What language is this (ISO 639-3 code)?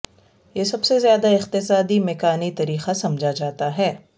urd